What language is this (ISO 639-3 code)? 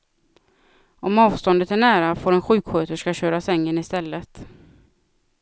swe